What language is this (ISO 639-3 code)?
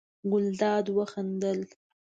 pus